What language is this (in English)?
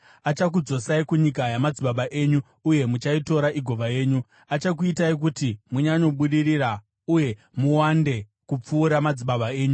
Shona